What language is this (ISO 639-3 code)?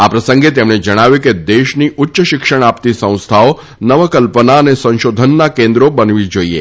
guj